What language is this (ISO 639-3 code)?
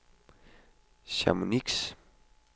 dan